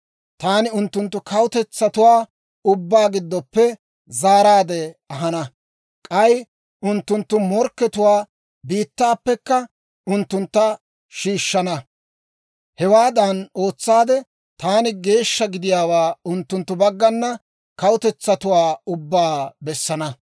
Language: Dawro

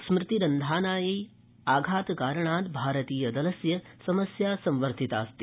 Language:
Sanskrit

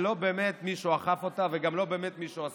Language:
Hebrew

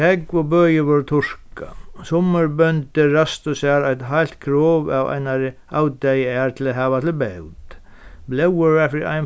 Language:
Faroese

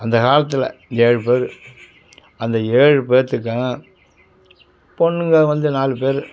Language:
Tamil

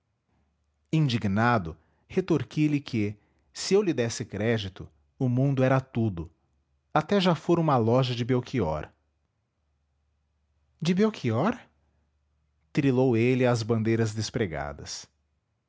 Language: Portuguese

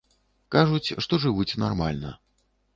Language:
Belarusian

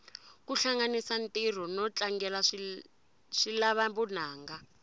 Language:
Tsonga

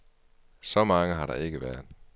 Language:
Danish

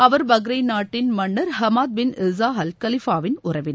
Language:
Tamil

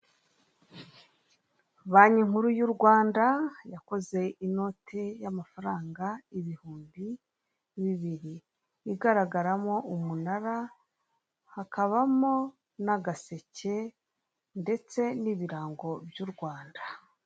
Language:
Kinyarwanda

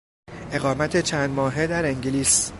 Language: Persian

